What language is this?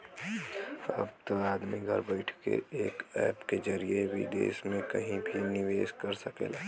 Bhojpuri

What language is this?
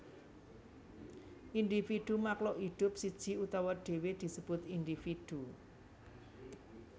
Javanese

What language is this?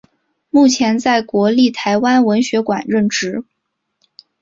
Chinese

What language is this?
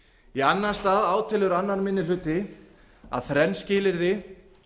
Icelandic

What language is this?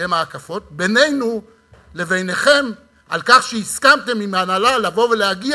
Hebrew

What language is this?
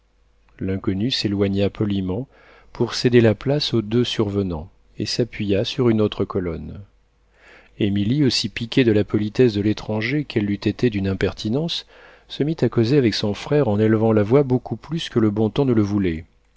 French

